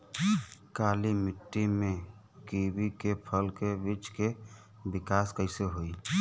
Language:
Bhojpuri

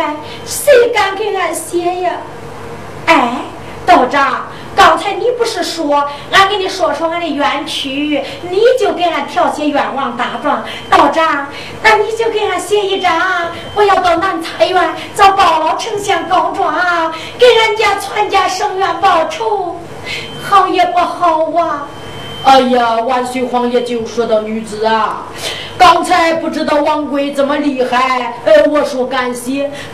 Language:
Chinese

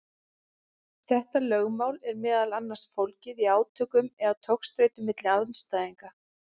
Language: Icelandic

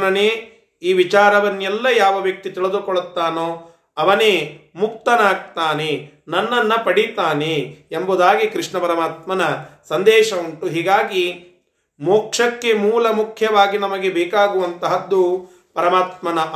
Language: Kannada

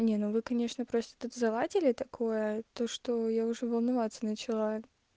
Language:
Russian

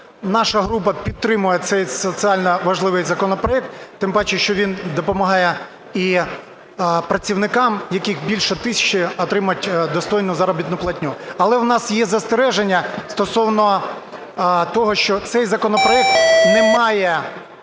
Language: Ukrainian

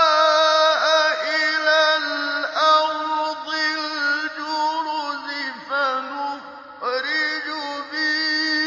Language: Arabic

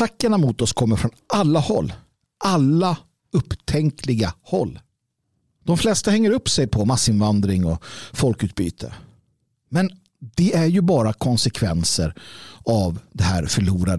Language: Swedish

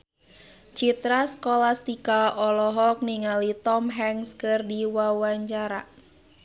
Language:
Sundanese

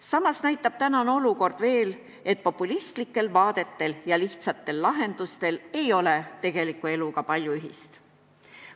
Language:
Estonian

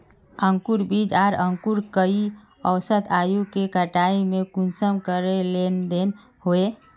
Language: Magahi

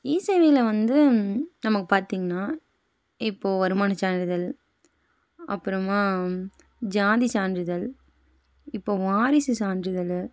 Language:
Tamil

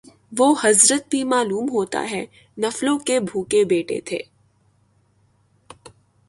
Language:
Urdu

